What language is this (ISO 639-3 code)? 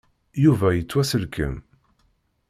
kab